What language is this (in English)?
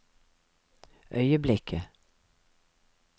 Norwegian